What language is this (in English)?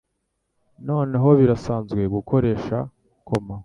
Kinyarwanda